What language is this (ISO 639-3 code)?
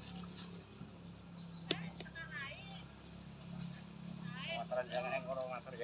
ind